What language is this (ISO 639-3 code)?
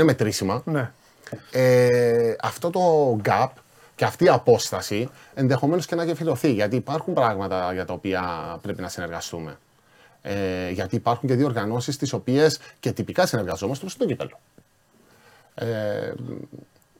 ell